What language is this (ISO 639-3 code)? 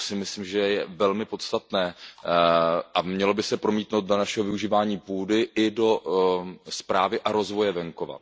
ces